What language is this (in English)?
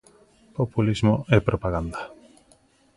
Galician